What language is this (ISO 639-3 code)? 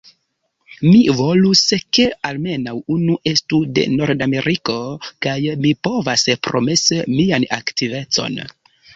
epo